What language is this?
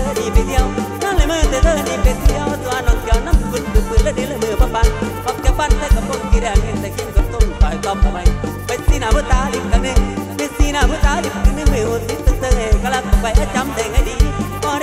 Thai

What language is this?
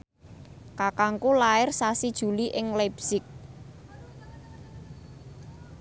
Javanese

